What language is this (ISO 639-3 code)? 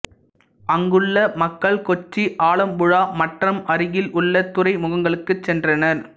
tam